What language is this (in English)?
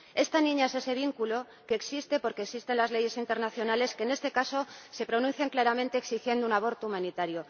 Spanish